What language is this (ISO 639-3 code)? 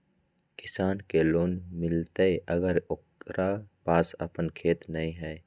mag